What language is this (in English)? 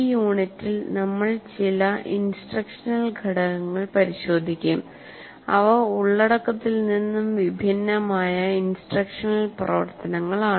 Malayalam